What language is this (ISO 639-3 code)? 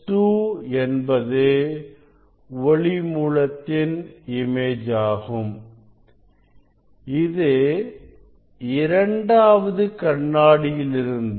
tam